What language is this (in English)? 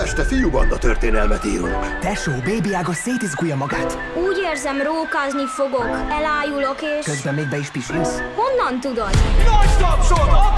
Hungarian